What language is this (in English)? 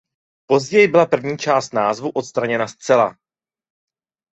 Czech